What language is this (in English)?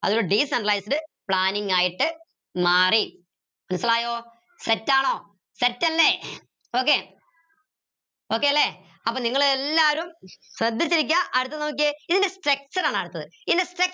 Malayalam